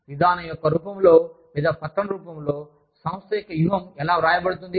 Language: Telugu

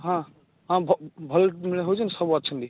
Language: Odia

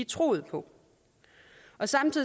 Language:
Danish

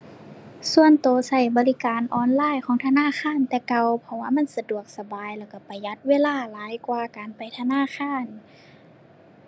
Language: Thai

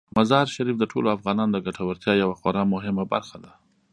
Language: Pashto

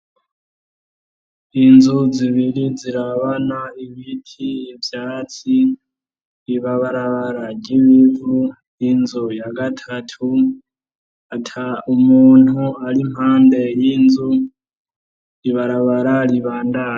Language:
Rundi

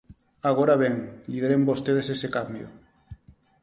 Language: Galician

